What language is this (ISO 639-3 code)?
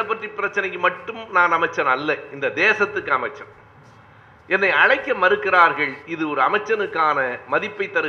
tam